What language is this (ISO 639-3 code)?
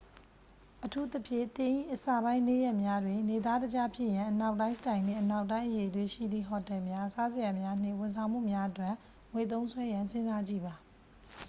mya